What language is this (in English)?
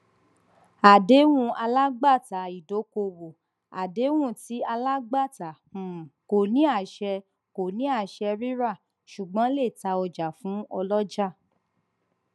Yoruba